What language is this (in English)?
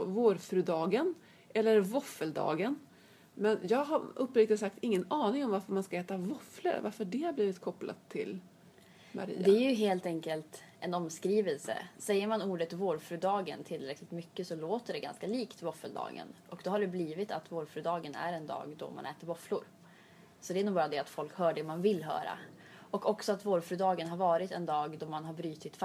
Swedish